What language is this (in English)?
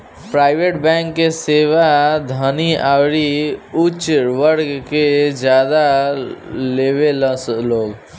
Bhojpuri